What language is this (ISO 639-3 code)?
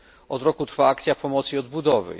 pol